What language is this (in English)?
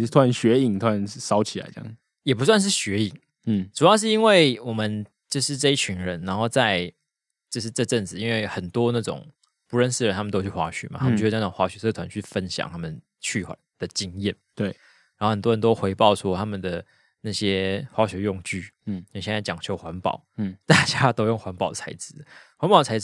Chinese